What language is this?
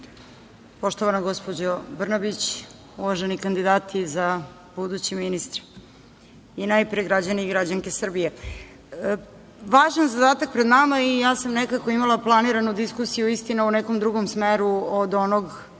Serbian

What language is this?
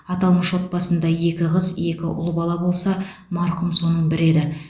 Kazakh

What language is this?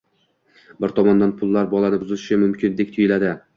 Uzbek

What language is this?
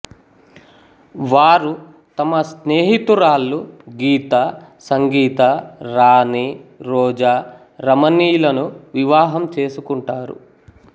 Telugu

